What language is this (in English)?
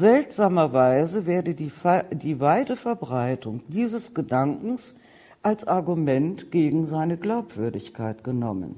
German